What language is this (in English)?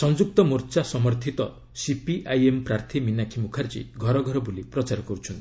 Odia